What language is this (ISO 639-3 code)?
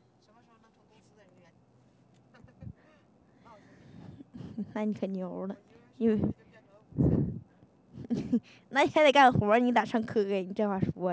zho